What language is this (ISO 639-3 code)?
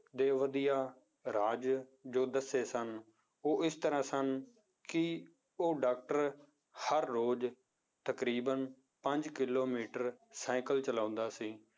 pan